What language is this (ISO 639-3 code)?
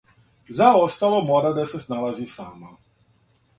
srp